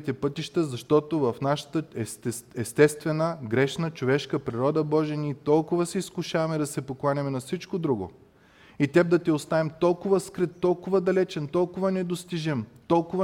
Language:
Bulgarian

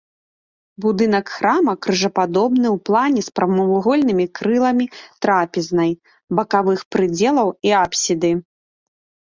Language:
Belarusian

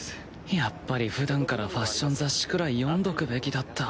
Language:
Japanese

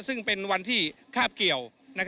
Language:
Thai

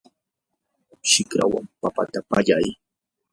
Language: Yanahuanca Pasco Quechua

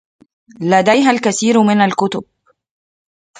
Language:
Arabic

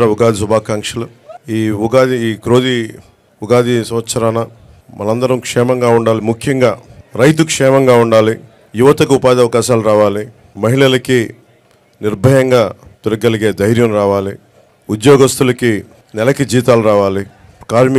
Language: Telugu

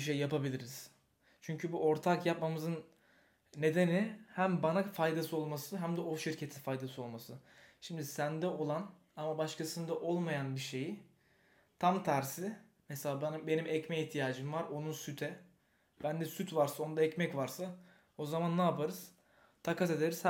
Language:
Turkish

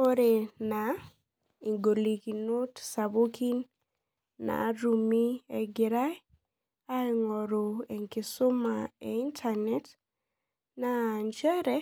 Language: Masai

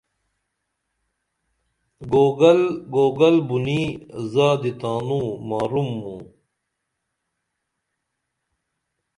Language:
Dameli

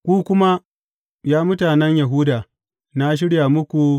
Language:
Hausa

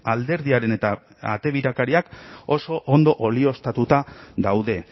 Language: Basque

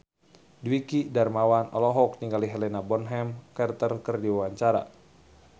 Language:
Sundanese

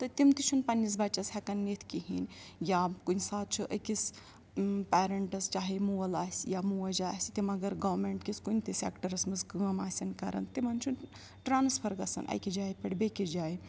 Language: Kashmiri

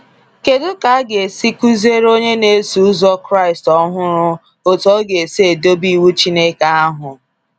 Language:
Igbo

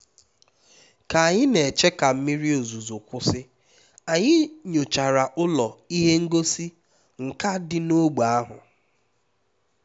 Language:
Igbo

